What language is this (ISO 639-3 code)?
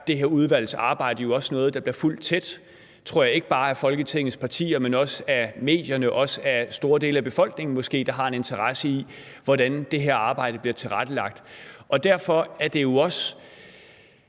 dan